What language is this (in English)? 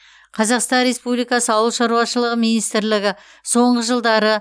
Kazakh